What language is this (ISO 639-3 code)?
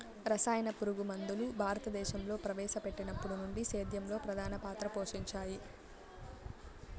tel